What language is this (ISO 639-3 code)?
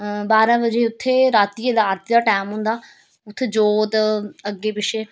doi